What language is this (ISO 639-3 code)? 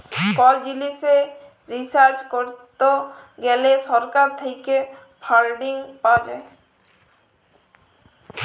ben